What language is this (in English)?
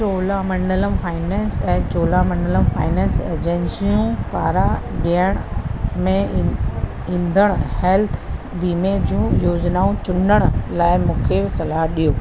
Sindhi